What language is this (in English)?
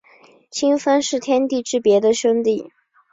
Chinese